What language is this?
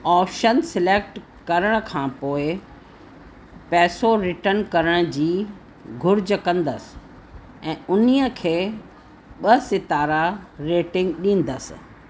Sindhi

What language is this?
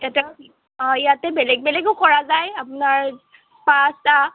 Assamese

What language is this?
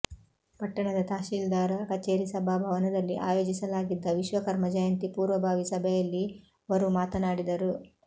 Kannada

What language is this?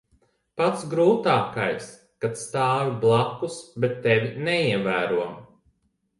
Latvian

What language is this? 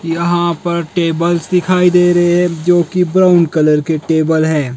Hindi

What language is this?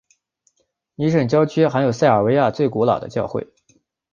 Chinese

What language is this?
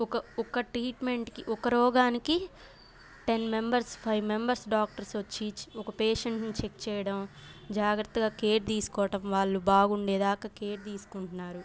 Telugu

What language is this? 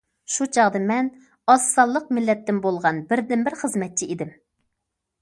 Uyghur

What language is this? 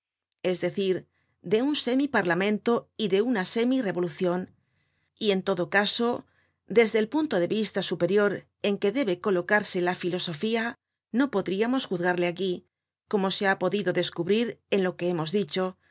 Spanish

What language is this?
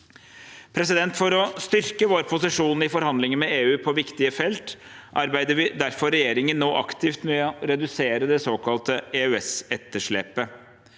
Norwegian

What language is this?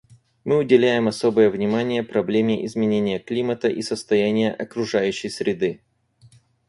Russian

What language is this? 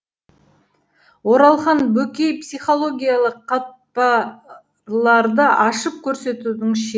Kazakh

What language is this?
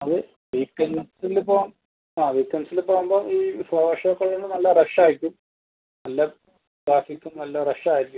Malayalam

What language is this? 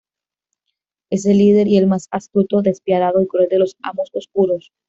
Spanish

